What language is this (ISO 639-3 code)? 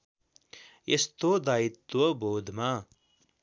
nep